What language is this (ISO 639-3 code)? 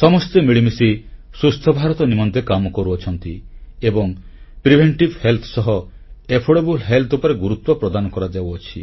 ori